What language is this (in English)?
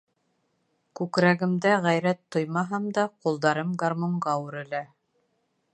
Bashkir